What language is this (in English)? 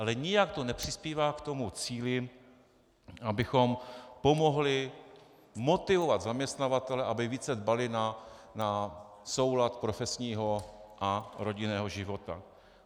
Czech